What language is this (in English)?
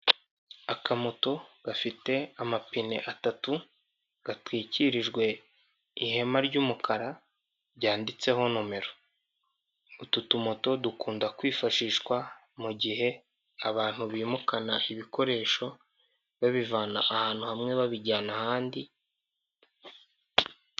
Kinyarwanda